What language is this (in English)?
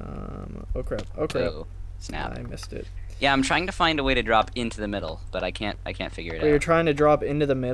English